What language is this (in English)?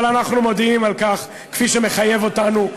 Hebrew